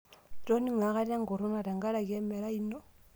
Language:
Masai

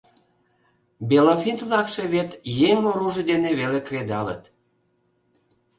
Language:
Mari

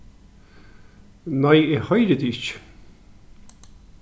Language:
Faroese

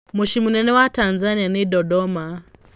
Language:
Kikuyu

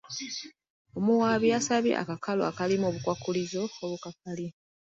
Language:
Ganda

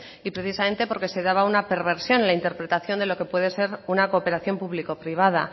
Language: Spanish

